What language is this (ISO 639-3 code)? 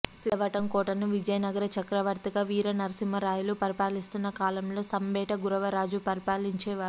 tel